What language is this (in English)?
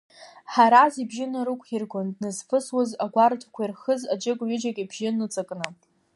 Abkhazian